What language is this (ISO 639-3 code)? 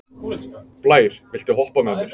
isl